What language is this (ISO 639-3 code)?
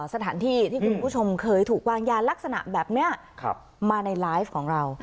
tha